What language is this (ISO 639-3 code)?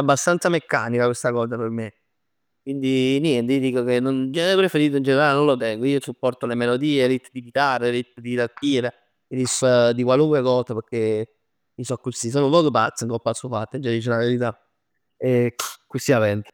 nap